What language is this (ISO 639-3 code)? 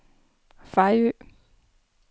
dan